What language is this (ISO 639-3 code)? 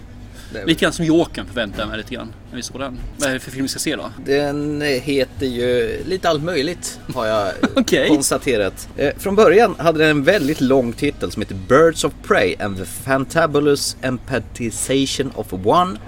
swe